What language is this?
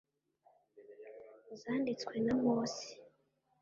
Kinyarwanda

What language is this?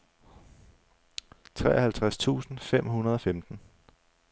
Danish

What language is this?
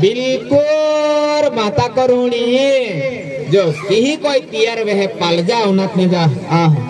Indonesian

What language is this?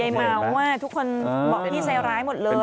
Thai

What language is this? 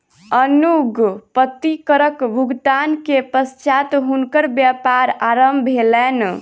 Maithili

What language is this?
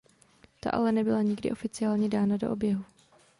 Czech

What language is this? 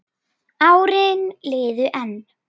Icelandic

